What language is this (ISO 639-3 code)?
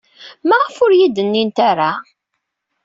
kab